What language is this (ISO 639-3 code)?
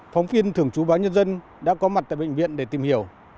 vie